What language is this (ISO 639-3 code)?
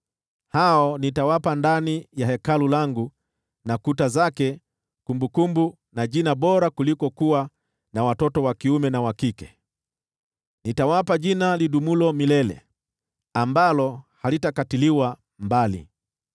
swa